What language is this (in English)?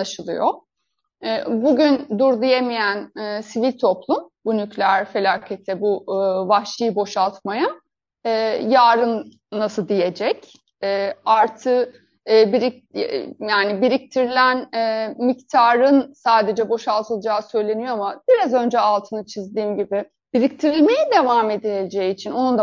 Turkish